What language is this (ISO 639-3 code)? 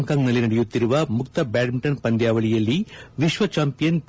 kan